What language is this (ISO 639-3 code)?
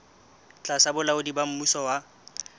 sot